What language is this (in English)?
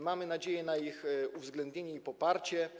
Polish